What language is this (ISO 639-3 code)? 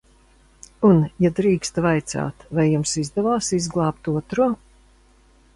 lav